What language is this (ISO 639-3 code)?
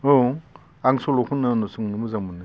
brx